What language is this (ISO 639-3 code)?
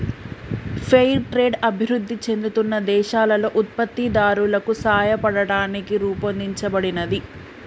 tel